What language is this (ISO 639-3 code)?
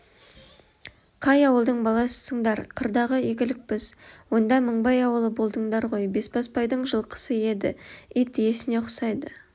kaz